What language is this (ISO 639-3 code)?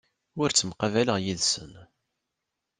kab